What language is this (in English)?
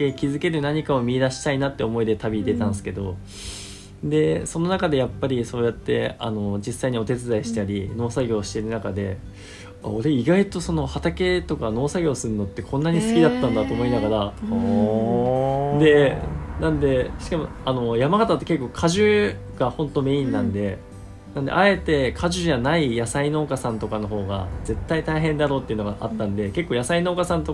Japanese